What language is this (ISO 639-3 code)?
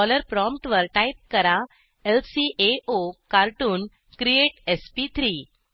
mar